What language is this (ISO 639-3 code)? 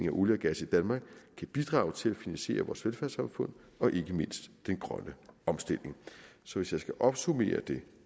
dan